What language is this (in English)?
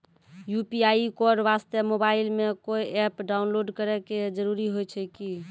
Maithili